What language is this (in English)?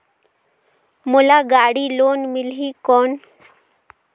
Chhattisgarhi